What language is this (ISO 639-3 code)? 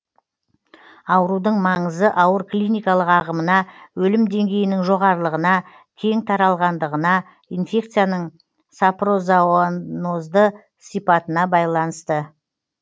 kaz